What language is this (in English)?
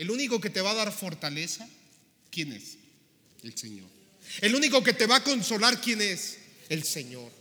Spanish